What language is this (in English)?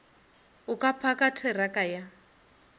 Northern Sotho